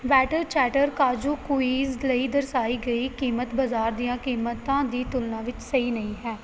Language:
Punjabi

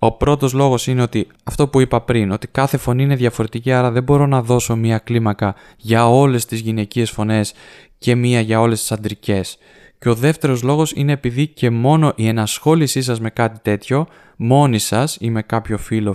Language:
Greek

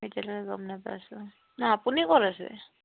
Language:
Assamese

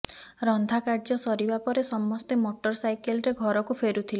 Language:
Odia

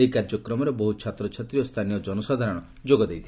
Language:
Odia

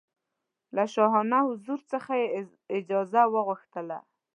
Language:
Pashto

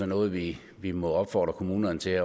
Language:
Danish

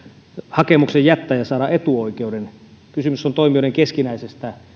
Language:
Finnish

